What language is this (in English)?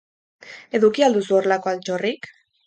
Basque